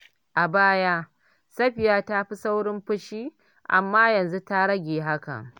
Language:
Hausa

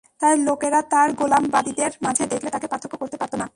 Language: Bangla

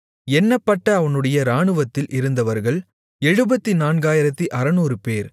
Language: Tamil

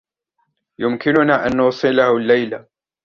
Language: Arabic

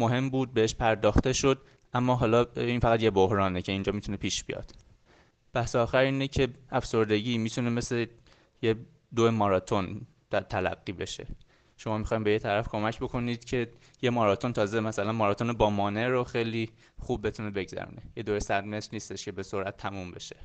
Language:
Persian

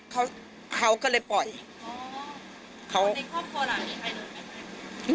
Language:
Thai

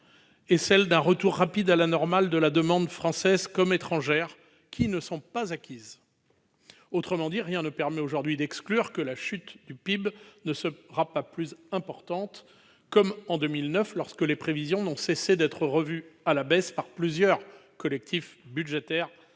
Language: French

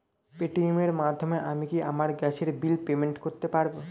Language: Bangla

